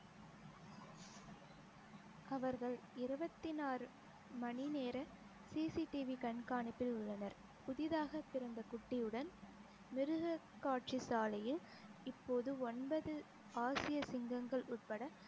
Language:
Tamil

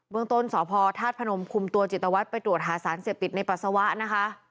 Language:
Thai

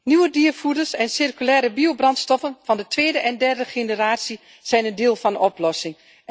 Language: Dutch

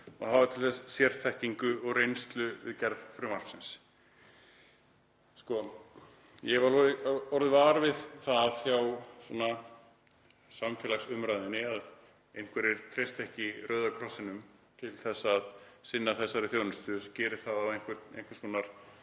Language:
Icelandic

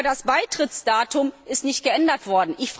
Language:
German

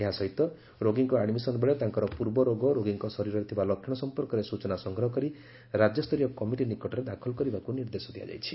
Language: Odia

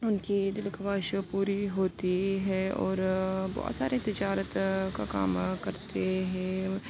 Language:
Urdu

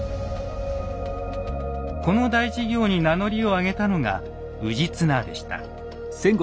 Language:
Japanese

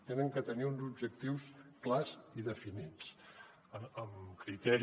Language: Catalan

